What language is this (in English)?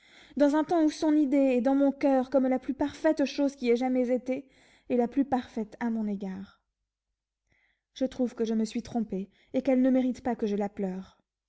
French